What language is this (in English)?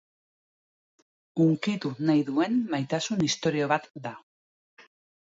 Basque